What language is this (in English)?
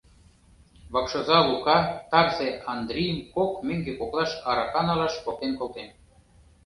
Mari